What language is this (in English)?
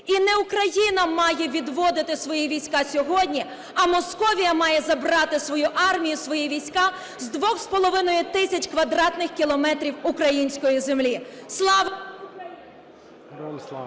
Ukrainian